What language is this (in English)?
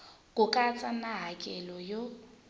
Tsonga